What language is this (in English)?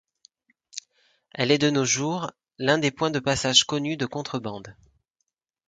French